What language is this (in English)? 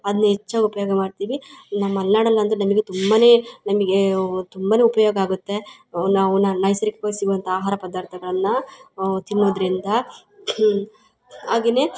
Kannada